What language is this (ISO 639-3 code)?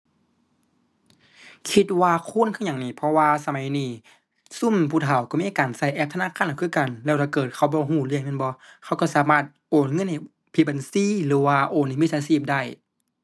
tha